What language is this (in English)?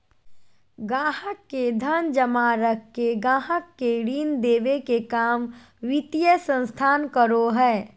Magahi